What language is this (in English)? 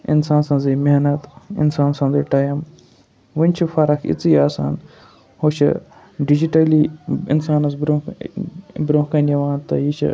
Kashmiri